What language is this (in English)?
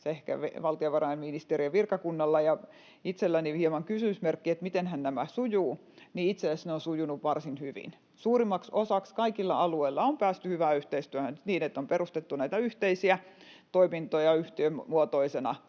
Finnish